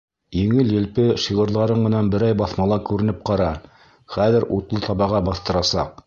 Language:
Bashkir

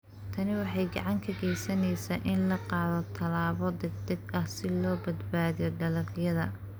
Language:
Somali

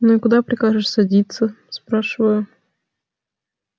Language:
Russian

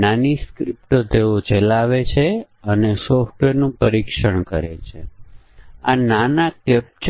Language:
Gujarati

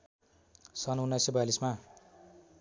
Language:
Nepali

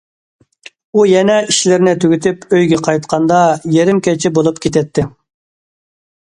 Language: Uyghur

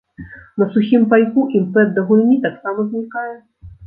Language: Belarusian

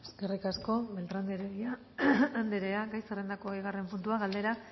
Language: Basque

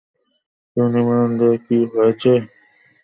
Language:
Bangla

